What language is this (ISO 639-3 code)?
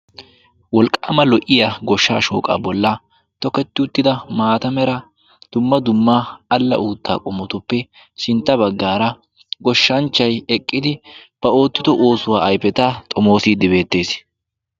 wal